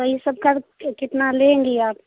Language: Hindi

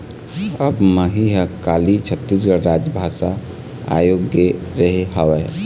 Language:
Chhattisgarhi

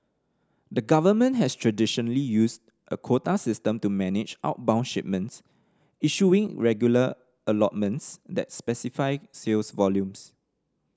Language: English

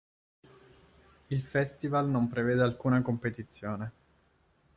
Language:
Italian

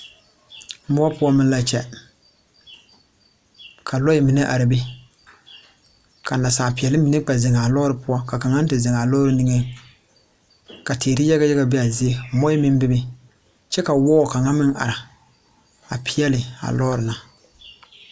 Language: Southern Dagaare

